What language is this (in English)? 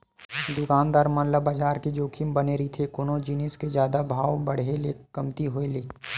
Chhattisgarhi